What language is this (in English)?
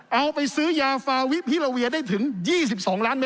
Thai